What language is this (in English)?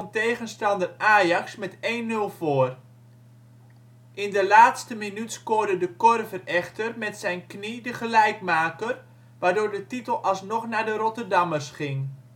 Dutch